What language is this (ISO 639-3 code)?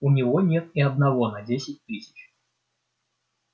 rus